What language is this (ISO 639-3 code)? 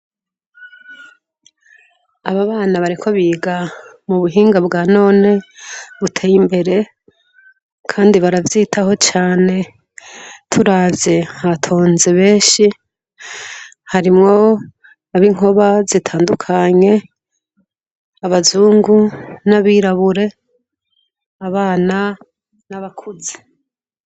run